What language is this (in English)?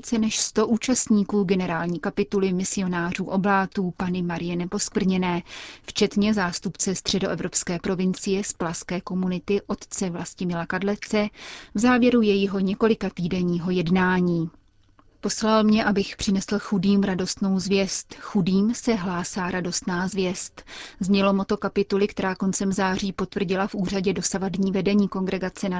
Czech